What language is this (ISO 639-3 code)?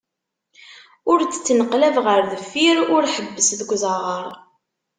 kab